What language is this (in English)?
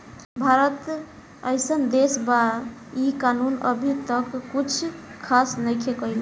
Bhojpuri